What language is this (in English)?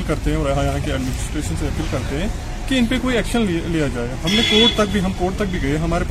Urdu